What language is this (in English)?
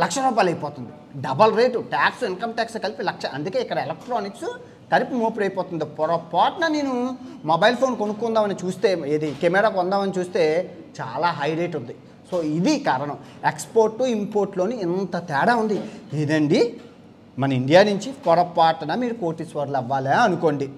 Indonesian